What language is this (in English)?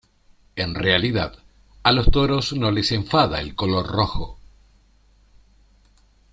Spanish